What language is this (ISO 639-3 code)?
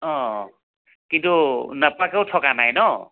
asm